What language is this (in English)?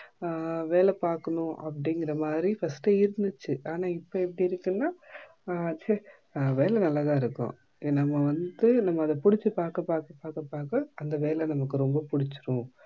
Tamil